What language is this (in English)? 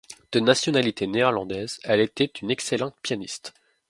French